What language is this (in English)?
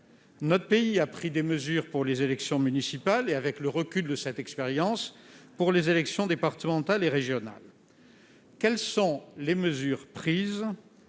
French